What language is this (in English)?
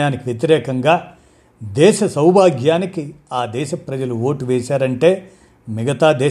Telugu